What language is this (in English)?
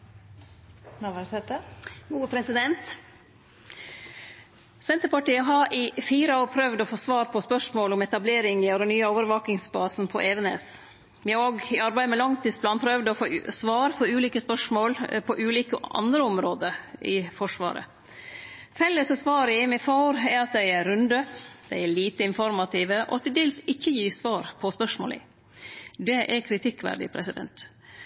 Norwegian